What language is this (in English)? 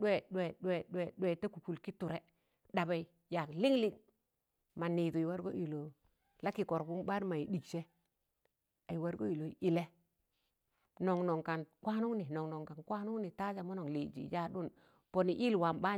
Tangale